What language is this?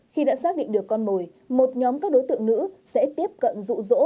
Vietnamese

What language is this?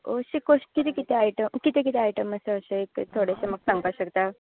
Konkani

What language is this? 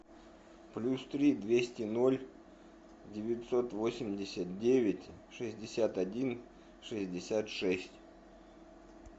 Russian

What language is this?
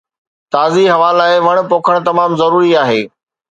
Sindhi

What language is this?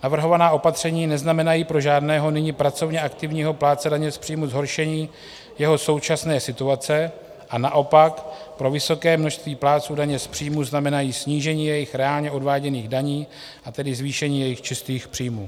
Czech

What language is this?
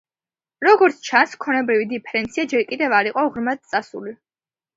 Georgian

